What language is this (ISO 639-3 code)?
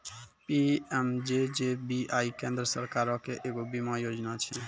mai